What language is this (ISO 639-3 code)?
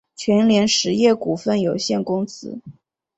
zho